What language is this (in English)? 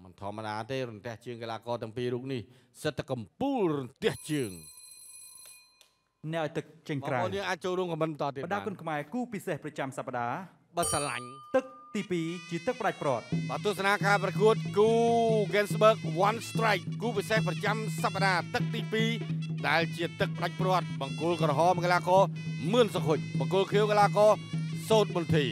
Thai